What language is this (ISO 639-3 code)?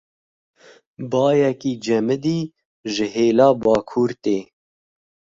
kur